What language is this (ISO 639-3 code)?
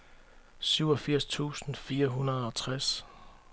dan